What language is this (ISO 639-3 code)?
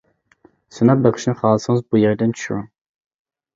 uig